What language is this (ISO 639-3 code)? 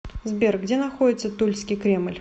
rus